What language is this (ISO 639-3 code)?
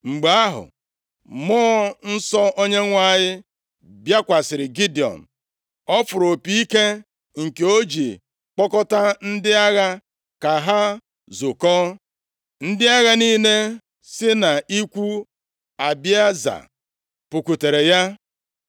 ibo